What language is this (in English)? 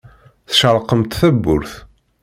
Kabyle